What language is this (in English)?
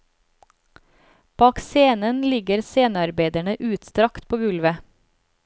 Norwegian